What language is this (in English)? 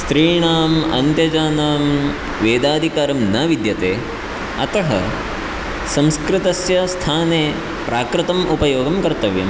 Sanskrit